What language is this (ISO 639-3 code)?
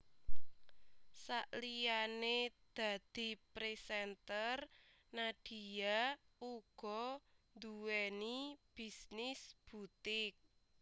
jav